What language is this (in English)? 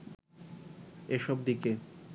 Bangla